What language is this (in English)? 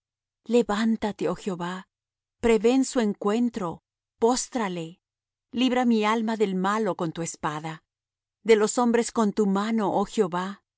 Spanish